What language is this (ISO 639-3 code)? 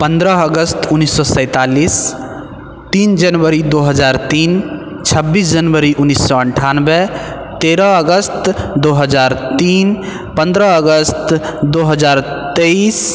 mai